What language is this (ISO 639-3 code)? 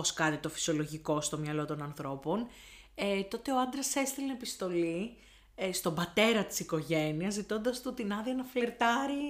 ell